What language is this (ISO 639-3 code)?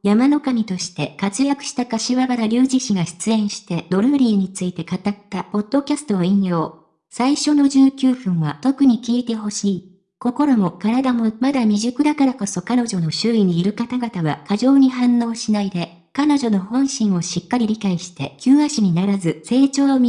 jpn